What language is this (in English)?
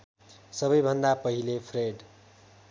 Nepali